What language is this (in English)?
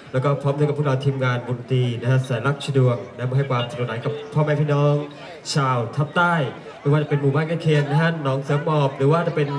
Thai